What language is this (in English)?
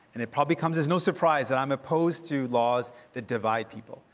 English